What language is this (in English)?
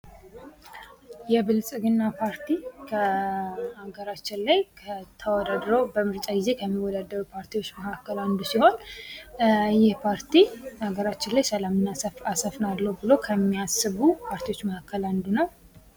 Amharic